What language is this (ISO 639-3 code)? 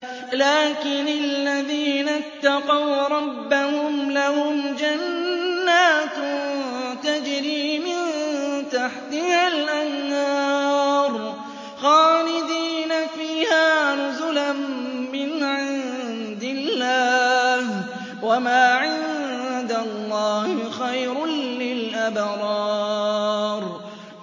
ara